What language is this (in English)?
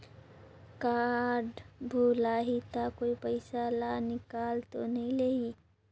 Chhattisgarhi